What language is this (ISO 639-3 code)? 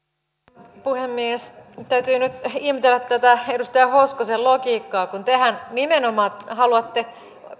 fin